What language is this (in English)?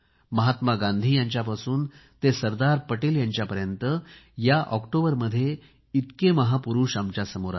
Marathi